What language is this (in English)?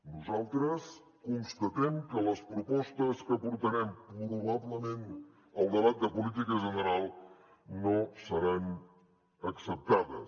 Catalan